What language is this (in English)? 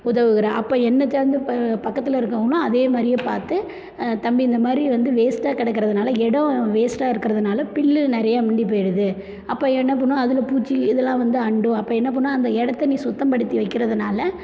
Tamil